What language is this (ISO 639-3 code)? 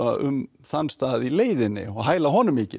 isl